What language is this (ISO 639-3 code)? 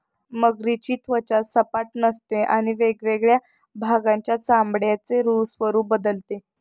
mar